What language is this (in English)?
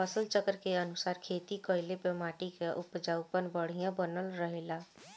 Bhojpuri